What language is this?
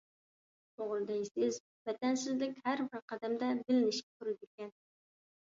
Uyghur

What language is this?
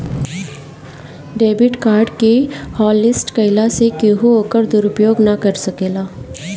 Bhojpuri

